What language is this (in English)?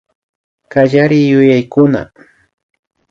Imbabura Highland Quichua